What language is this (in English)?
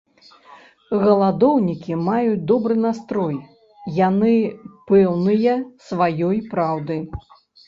Belarusian